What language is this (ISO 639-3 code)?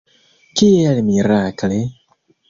epo